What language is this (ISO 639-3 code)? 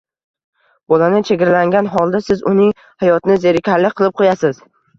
uzb